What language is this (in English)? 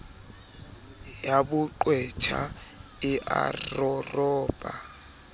Southern Sotho